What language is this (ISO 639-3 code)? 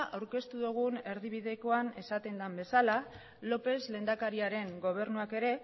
eus